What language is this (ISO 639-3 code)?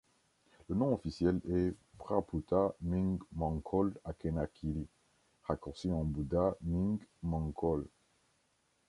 fra